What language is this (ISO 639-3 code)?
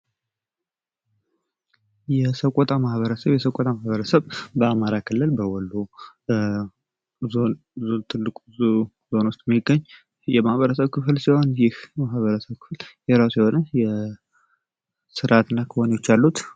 amh